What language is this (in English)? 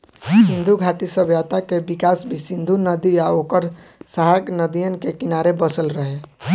Bhojpuri